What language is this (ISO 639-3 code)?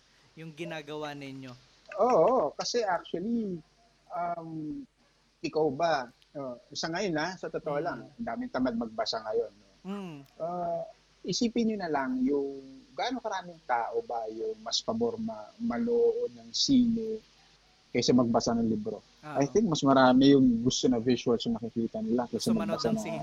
fil